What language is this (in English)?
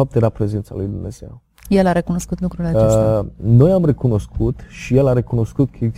Romanian